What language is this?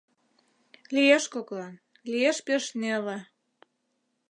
Mari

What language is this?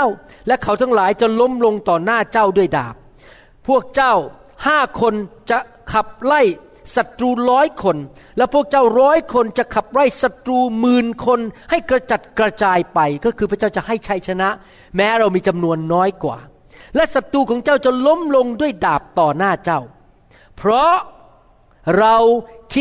Thai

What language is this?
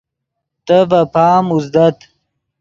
Yidgha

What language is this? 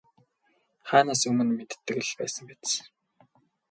Mongolian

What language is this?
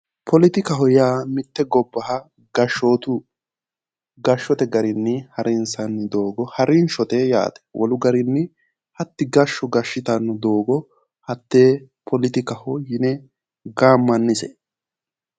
Sidamo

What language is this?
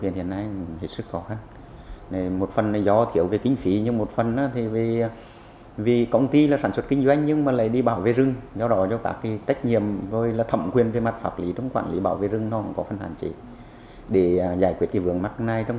Vietnamese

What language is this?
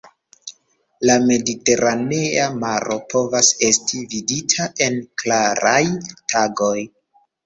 Esperanto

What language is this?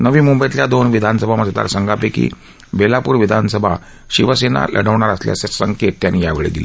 Marathi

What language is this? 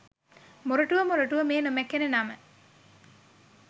Sinhala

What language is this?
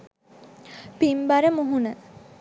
Sinhala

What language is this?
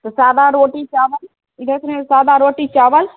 Maithili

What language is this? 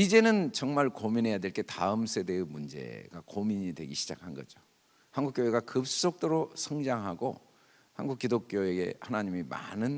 Korean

